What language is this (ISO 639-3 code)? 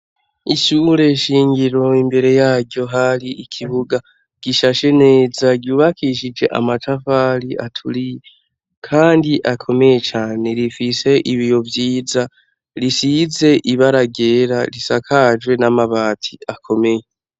run